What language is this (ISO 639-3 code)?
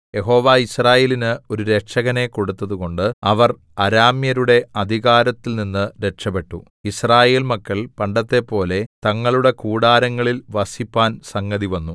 mal